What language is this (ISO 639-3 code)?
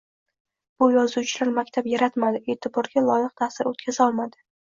uzb